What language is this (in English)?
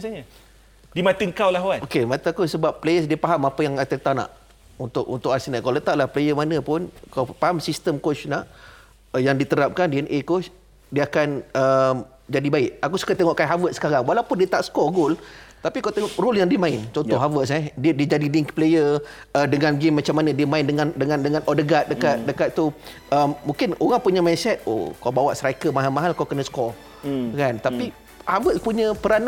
Malay